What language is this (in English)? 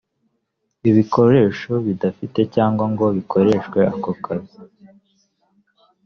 Kinyarwanda